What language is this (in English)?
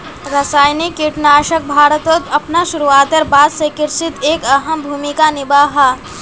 Magahi